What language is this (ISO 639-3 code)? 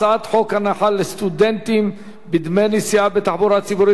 heb